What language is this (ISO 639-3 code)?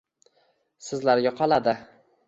uzb